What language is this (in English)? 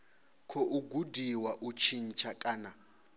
Venda